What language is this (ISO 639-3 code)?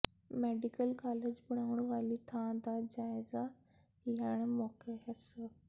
pan